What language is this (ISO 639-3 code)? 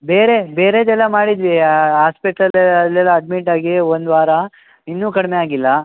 kan